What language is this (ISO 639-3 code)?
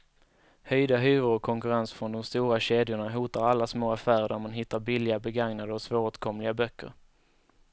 swe